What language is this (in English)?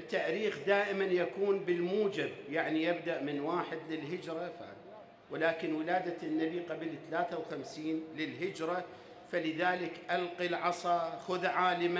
Arabic